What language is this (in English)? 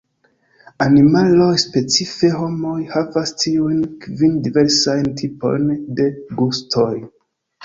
Esperanto